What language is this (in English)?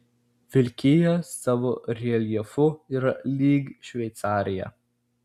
Lithuanian